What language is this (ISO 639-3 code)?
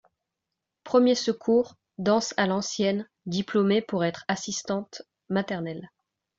fra